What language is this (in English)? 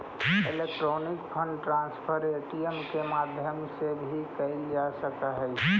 Magahi